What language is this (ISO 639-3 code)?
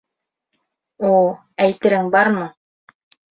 bak